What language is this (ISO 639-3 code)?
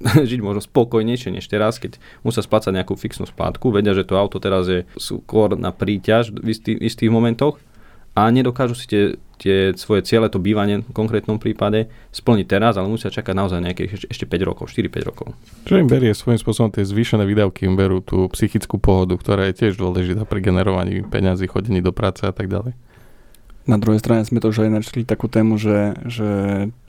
slk